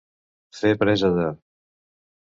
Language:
Catalan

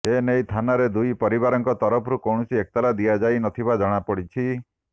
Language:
Odia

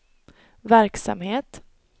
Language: Swedish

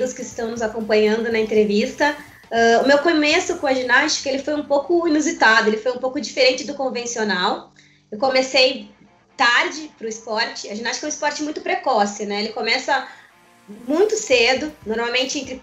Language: Portuguese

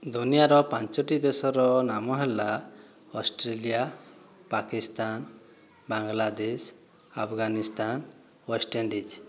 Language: Odia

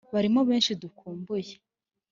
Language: Kinyarwanda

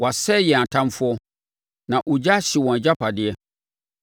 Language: Akan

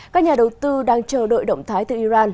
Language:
Vietnamese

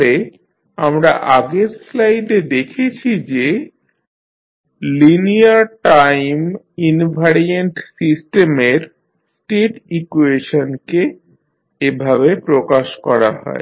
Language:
Bangla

